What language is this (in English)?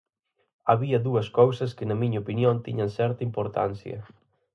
Galician